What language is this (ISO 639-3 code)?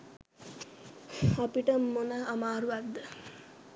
sin